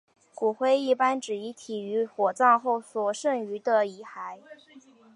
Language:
Chinese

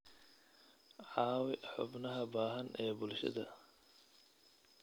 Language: Somali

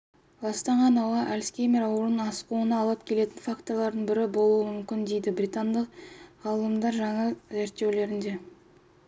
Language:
Kazakh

